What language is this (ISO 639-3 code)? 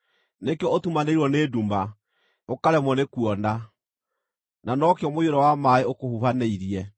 kik